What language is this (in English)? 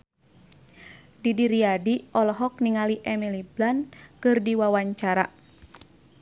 Sundanese